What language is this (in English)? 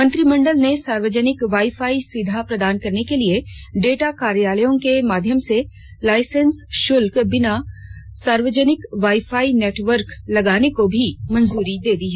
Hindi